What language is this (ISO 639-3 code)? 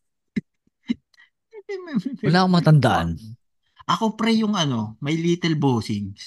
fil